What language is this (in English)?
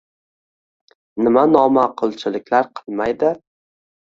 Uzbek